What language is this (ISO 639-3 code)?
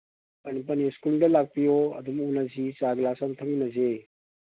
mni